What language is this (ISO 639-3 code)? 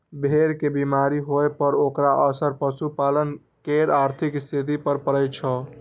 mai